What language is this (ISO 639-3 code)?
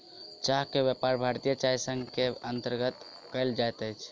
mai